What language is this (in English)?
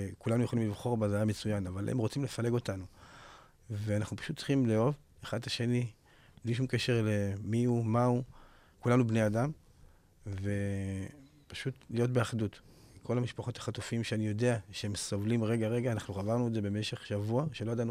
Hebrew